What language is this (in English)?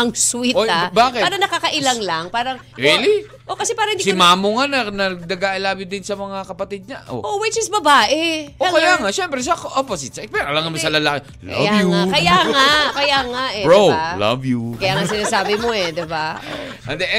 Filipino